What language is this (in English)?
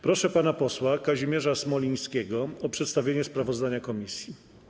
Polish